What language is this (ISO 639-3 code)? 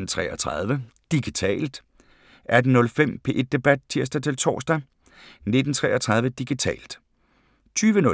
dan